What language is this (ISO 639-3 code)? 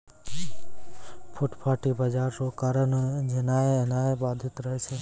mai